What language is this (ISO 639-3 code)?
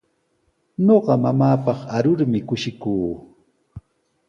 qws